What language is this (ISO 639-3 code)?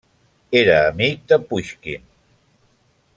cat